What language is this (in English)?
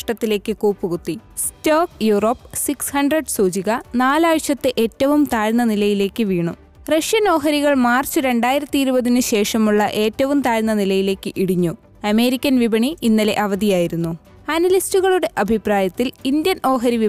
Malayalam